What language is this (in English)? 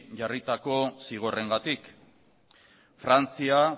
Basque